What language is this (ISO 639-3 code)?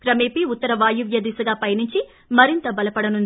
tel